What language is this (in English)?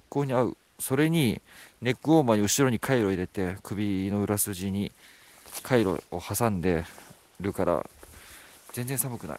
Japanese